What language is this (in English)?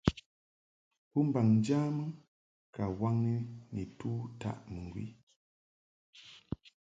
Mungaka